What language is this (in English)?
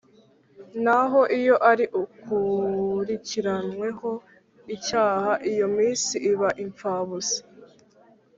Kinyarwanda